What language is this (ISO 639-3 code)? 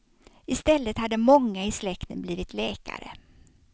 swe